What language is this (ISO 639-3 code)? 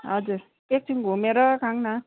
nep